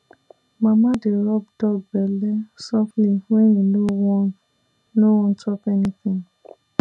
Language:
Nigerian Pidgin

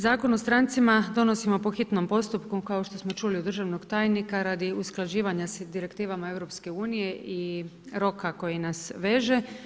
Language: Croatian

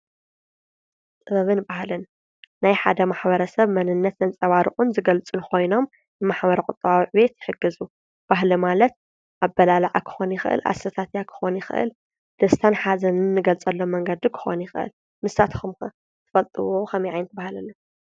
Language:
Tigrinya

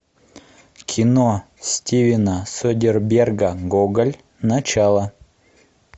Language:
Russian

